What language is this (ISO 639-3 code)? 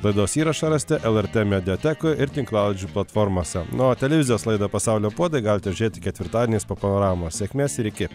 lit